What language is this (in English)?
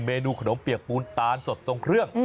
Thai